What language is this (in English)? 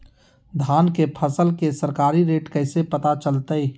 Magahi